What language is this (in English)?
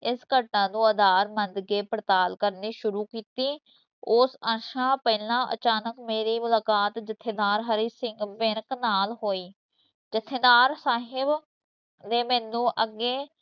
Punjabi